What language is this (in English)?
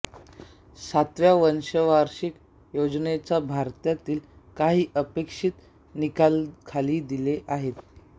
Marathi